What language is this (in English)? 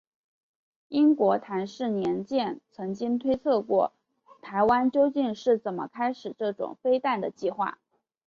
Chinese